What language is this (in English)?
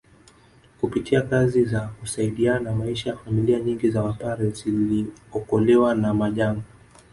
Swahili